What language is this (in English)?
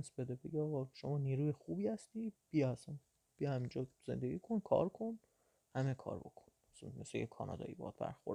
Persian